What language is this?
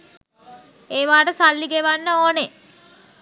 Sinhala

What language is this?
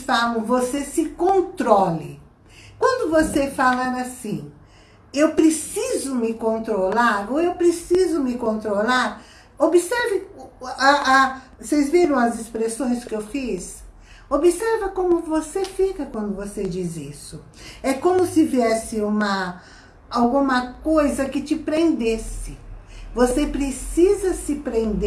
Portuguese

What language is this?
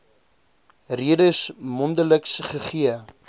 Afrikaans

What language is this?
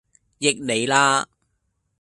Cantonese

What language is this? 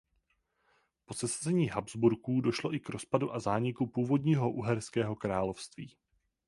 Czech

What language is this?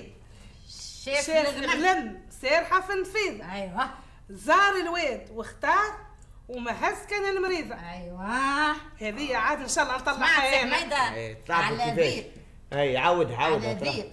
Arabic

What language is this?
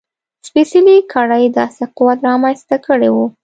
Pashto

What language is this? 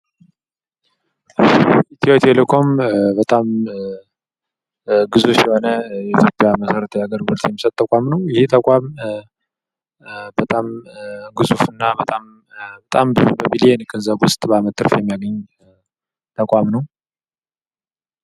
Amharic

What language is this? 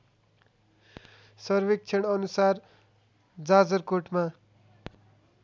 Nepali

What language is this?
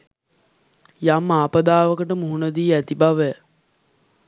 Sinhala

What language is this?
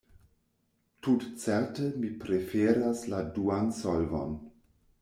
Esperanto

